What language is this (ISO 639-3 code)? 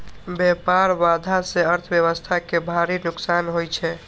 mai